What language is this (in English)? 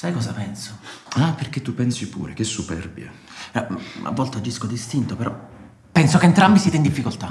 Italian